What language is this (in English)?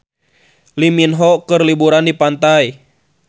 Sundanese